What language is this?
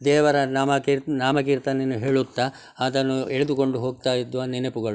Kannada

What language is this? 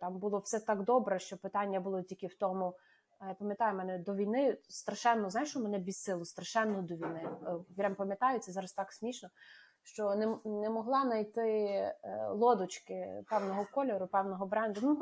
Ukrainian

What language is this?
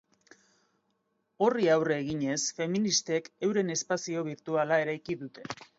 Basque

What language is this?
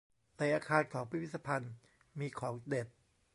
Thai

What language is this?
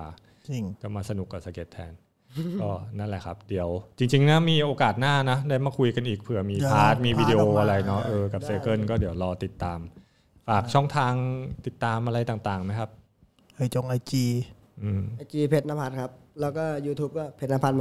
Thai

